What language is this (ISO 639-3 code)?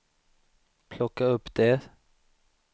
swe